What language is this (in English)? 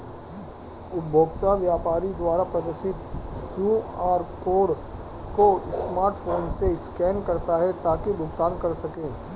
Hindi